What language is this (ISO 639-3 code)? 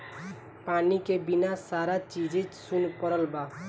bho